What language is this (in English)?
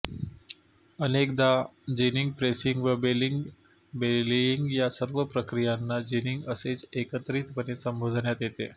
Marathi